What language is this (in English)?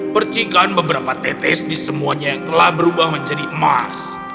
Indonesian